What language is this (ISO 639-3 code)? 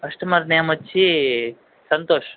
tel